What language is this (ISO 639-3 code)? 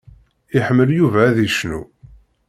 kab